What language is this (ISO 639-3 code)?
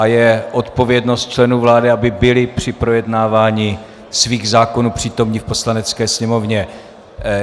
ces